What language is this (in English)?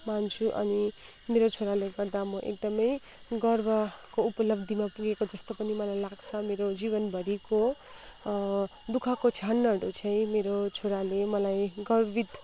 Nepali